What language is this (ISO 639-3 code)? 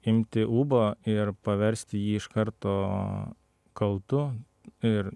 lit